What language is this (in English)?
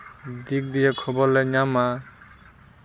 Santali